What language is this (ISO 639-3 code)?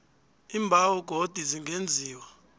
nbl